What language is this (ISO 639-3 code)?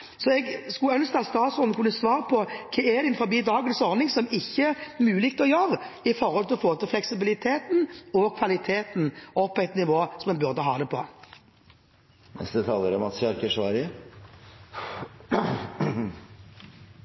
nob